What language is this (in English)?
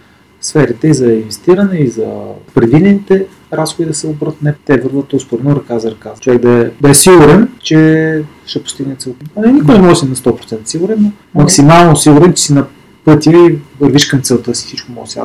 Bulgarian